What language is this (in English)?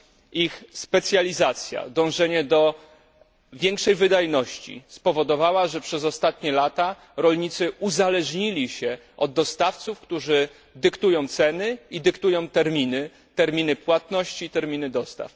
Polish